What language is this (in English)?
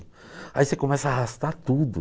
Portuguese